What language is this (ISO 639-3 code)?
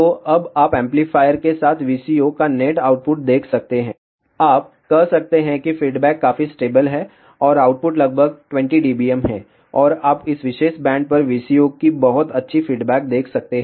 hin